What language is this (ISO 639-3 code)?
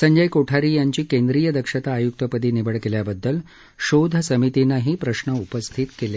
mar